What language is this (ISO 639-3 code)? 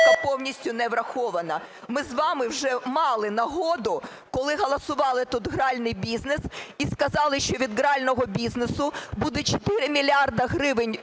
ukr